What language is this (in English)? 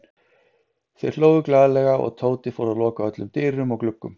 Icelandic